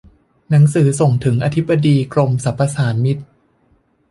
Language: Thai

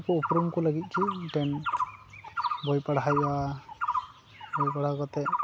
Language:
Santali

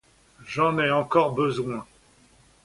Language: French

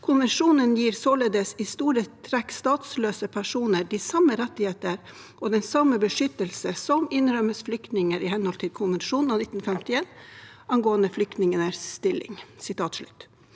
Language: Norwegian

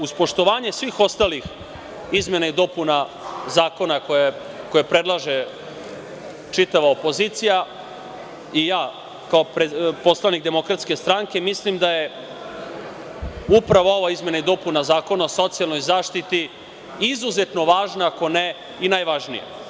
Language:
Serbian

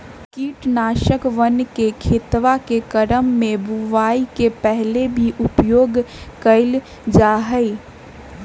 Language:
Magahi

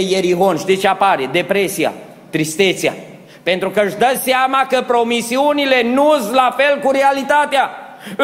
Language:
Romanian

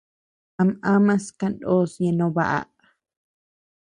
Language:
Tepeuxila Cuicatec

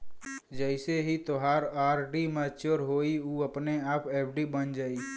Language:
Bhojpuri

